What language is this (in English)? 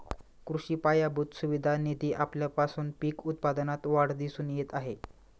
Marathi